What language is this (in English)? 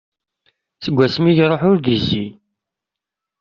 Kabyle